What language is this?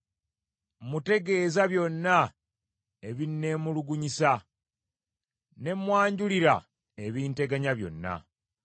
Ganda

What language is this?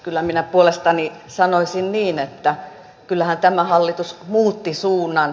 Finnish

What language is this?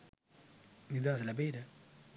Sinhala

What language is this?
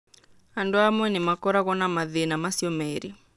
Kikuyu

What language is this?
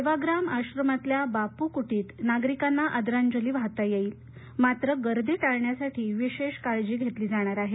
Marathi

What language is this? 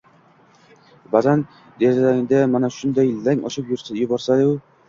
Uzbek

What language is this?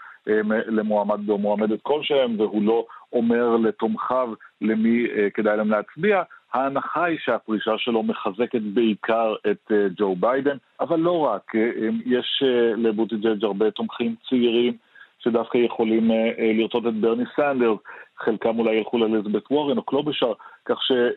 Hebrew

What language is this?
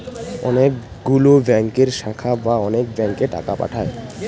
Bangla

